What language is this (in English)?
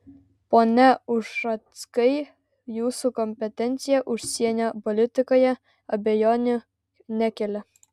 Lithuanian